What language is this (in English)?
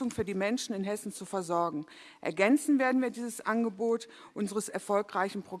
German